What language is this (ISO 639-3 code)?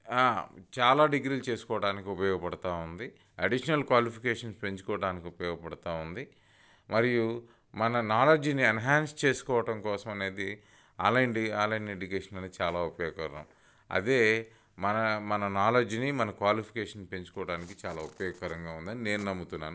tel